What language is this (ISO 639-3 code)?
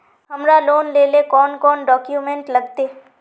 mag